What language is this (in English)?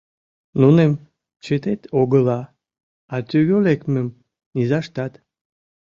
Mari